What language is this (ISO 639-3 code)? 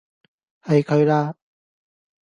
yue